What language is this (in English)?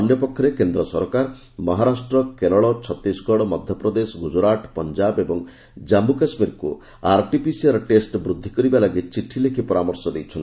Odia